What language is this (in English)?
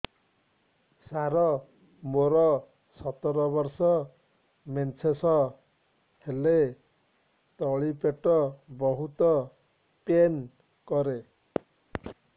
Odia